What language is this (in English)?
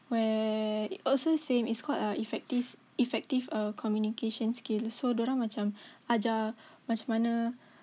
English